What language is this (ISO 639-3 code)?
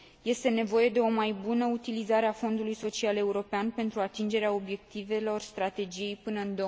ron